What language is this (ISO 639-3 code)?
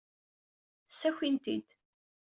kab